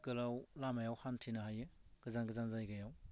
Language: Bodo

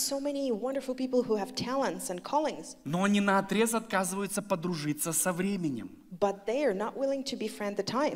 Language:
Russian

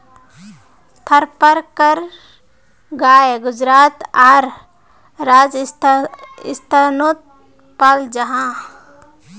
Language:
Magahi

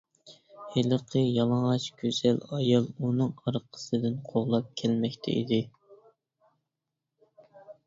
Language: Uyghur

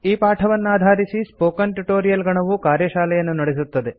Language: Kannada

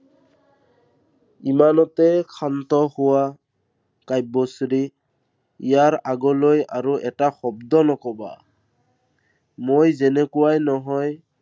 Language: Assamese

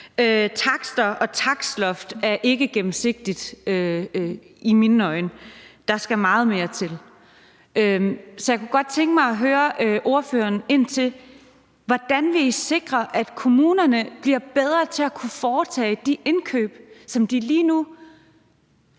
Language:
Danish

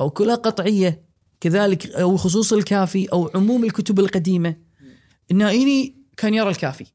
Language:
Arabic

